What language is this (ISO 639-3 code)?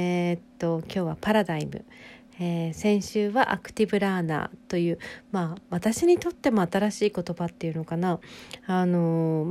jpn